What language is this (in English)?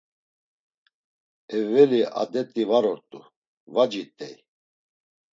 Laz